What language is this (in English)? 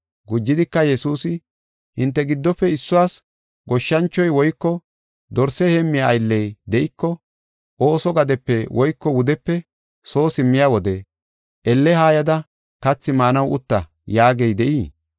Gofa